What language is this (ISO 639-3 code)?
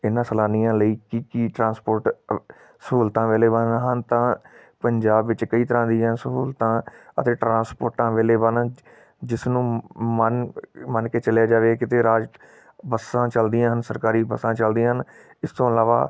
pan